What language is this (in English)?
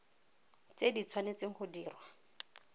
Tswana